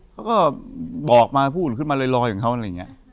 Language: Thai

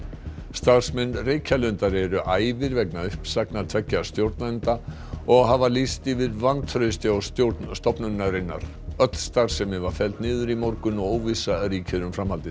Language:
Icelandic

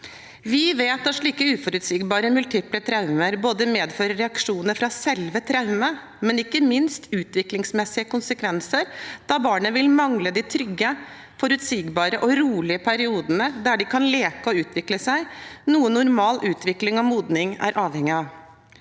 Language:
Norwegian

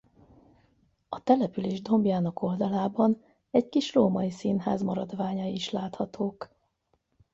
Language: Hungarian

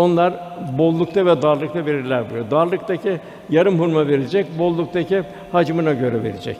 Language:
Turkish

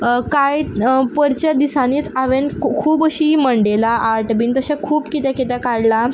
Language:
Konkani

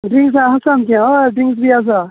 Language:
Konkani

